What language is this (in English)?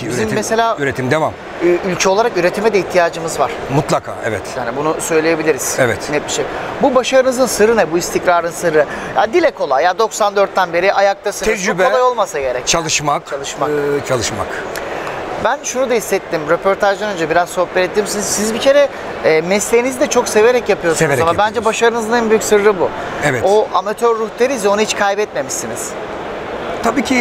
Turkish